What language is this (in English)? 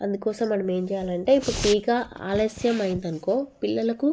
Telugu